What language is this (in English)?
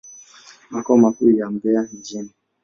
Swahili